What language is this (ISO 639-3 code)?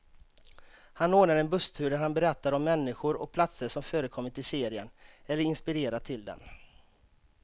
swe